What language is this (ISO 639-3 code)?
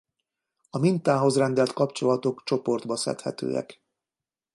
hun